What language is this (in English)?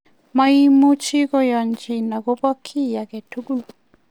Kalenjin